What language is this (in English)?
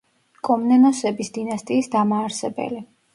Georgian